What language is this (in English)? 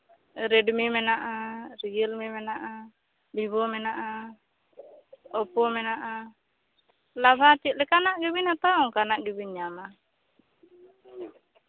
Santali